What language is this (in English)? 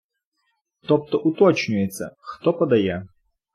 Ukrainian